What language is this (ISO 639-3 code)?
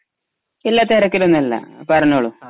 mal